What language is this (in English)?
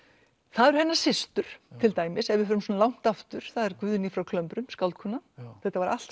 Icelandic